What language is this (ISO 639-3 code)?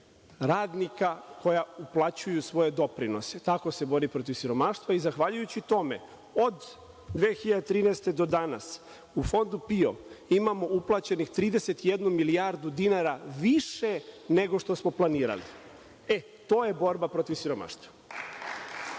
srp